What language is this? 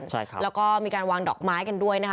Thai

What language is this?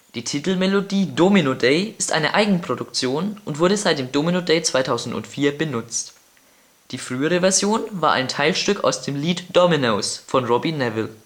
German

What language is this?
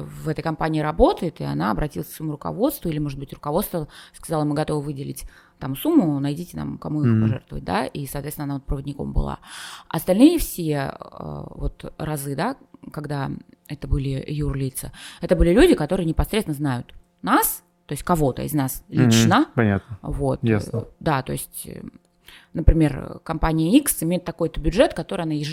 Russian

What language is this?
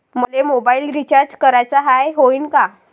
Marathi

